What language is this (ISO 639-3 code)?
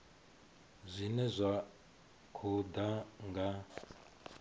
ven